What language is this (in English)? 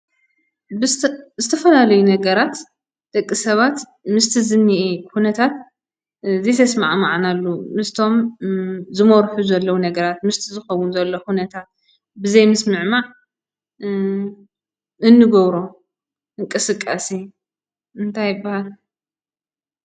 Tigrinya